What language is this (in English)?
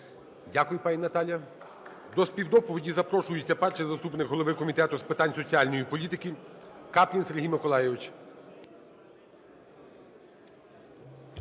Ukrainian